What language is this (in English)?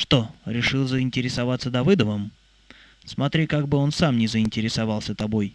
Russian